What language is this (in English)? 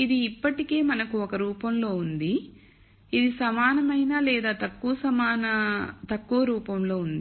Telugu